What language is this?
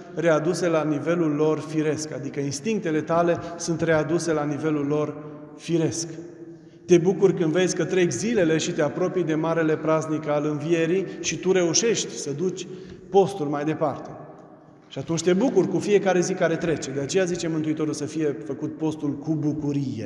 Romanian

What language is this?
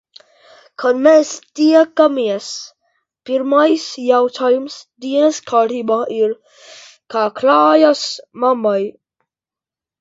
Latvian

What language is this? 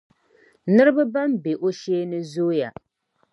Dagbani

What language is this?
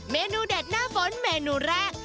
Thai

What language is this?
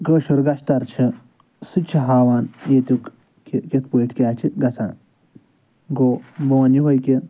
Kashmiri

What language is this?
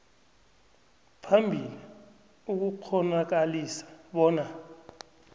South Ndebele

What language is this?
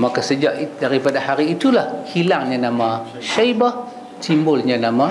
Malay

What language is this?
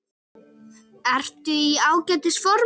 Icelandic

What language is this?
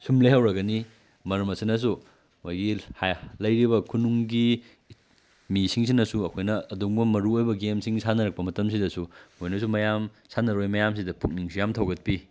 Manipuri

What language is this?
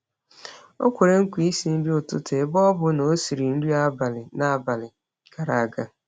Igbo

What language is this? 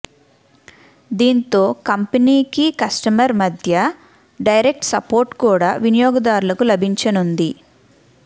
Telugu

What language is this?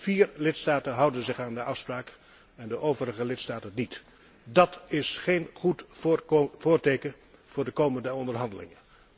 Dutch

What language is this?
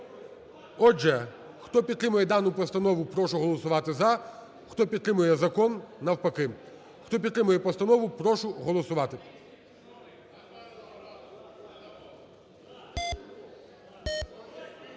Ukrainian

